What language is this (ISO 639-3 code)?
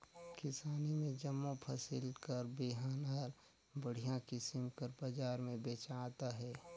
hne